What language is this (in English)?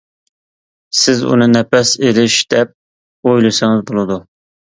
Uyghur